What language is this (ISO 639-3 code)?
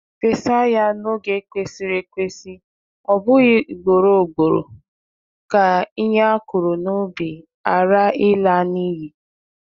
ibo